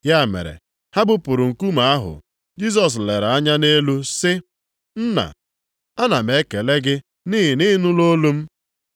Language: Igbo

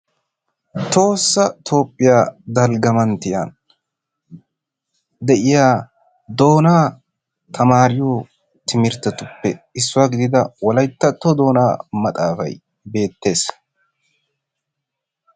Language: Wolaytta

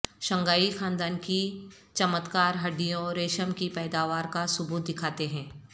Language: Urdu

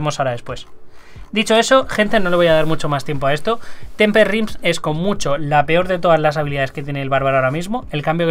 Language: Spanish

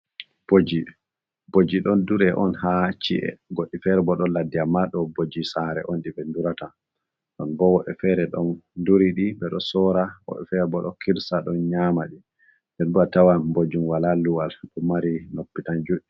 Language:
Fula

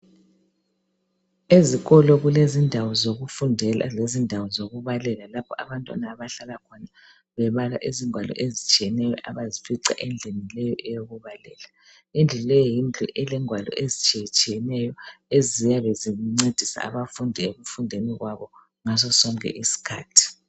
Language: North Ndebele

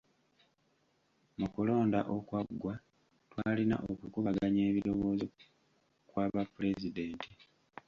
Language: Ganda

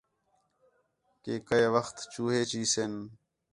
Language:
Khetrani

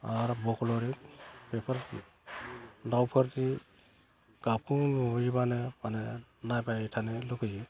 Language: Bodo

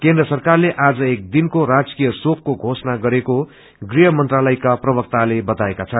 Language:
Nepali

